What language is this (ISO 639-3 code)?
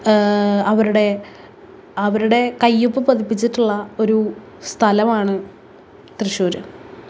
mal